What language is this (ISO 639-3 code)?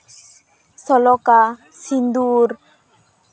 sat